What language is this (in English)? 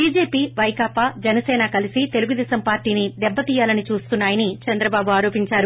Telugu